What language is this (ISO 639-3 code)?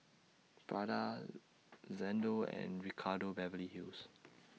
eng